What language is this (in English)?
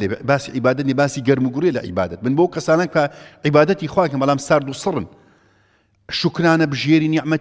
Arabic